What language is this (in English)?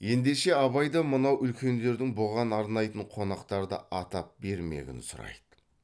Kazakh